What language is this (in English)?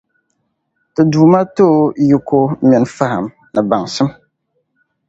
Dagbani